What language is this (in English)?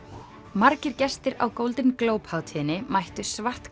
Icelandic